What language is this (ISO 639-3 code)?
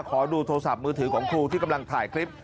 tha